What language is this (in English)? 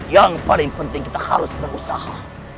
Indonesian